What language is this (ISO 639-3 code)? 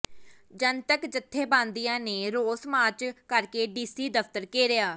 pan